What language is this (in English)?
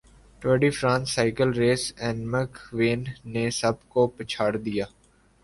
Urdu